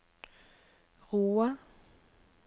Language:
Norwegian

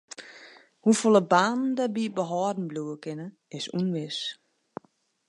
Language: Western Frisian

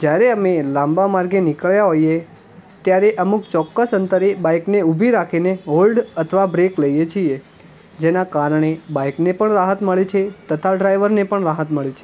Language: Gujarati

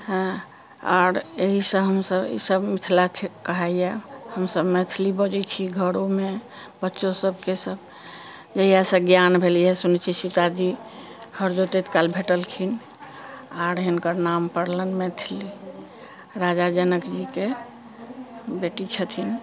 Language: Maithili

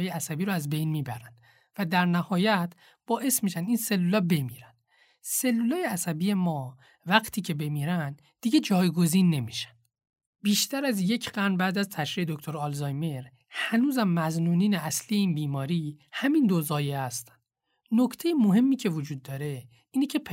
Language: Persian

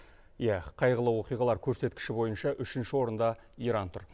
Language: Kazakh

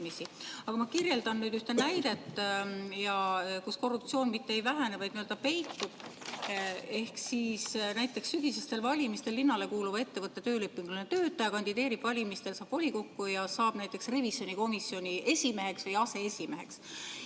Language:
Estonian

